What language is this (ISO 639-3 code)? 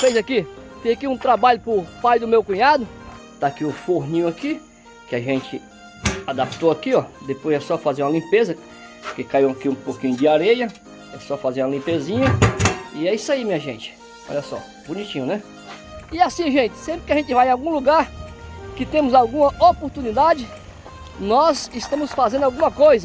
por